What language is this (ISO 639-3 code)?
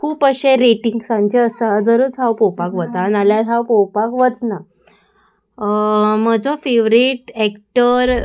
kok